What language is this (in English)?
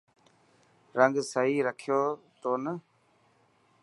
Dhatki